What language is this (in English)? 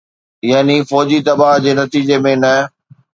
Sindhi